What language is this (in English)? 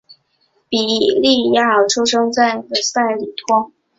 Chinese